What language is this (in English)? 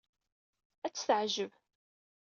Kabyle